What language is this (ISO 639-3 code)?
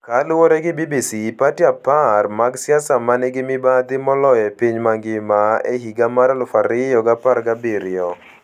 luo